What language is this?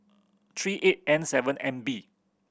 English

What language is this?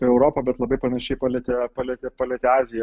Lithuanian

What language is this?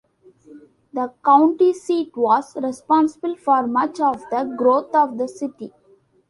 English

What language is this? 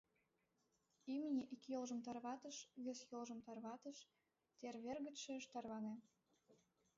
Mari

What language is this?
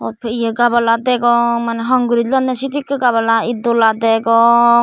Chakma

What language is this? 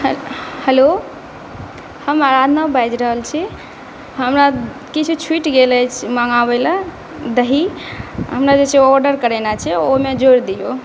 Maithili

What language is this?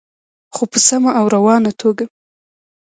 Pashto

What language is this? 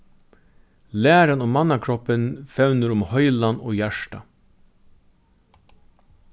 Faroese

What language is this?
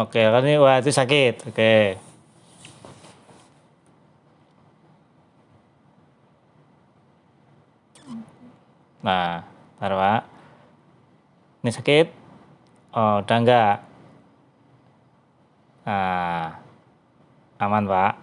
Indonesian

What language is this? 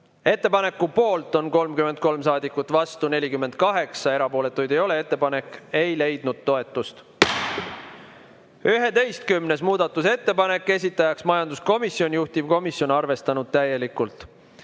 Estonian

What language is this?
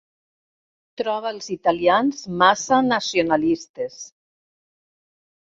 Catalan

